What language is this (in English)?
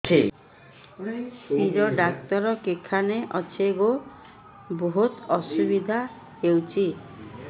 Odia